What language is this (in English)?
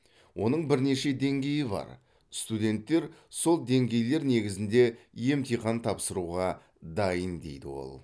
Kazakh